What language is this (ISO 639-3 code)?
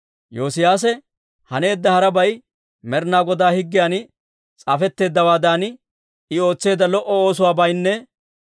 dwr